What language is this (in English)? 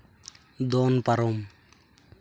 Santali